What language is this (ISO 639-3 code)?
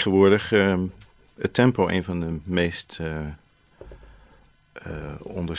nld